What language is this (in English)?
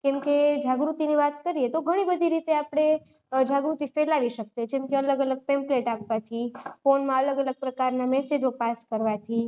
Gujarati